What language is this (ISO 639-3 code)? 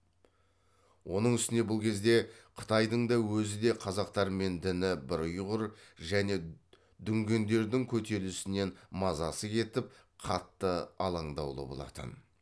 kaz